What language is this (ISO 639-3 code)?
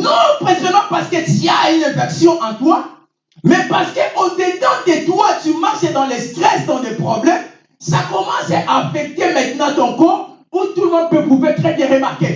fra